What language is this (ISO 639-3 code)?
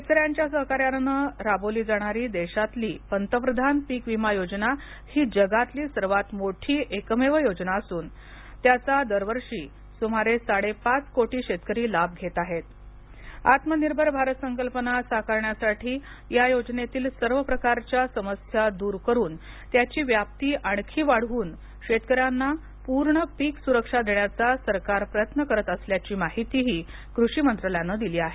mar